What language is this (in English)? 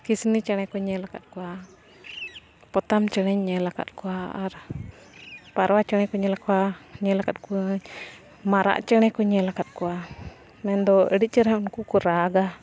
Santali